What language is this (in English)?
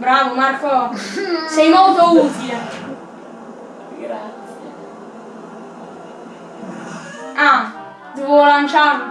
Italian